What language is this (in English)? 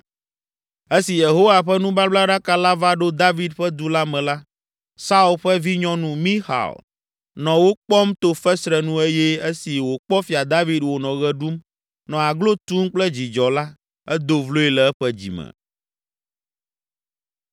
Ewe